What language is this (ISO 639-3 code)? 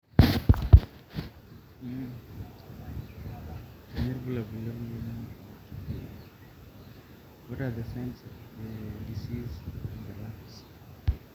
mas